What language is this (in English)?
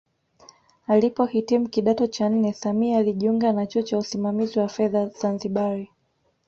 Swahili